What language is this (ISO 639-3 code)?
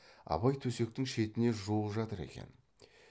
kaz